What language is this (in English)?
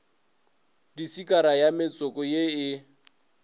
Northern Sotho